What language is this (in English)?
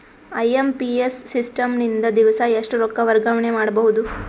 Kannada